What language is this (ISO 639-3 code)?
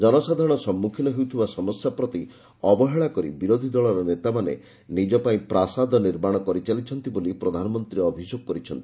ori